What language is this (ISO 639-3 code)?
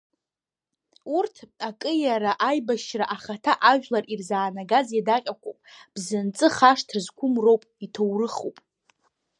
abk